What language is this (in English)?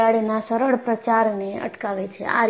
Gujarati